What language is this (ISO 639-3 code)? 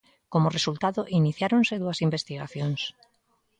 glg